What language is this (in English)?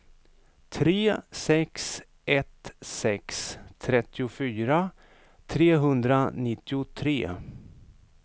Swedish